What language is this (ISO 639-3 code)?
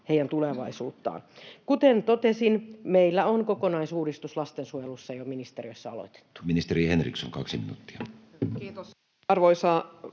fin